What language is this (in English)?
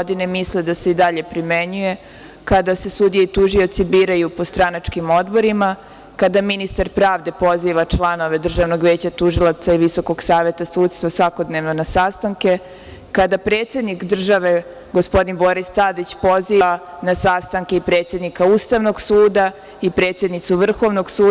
Serbian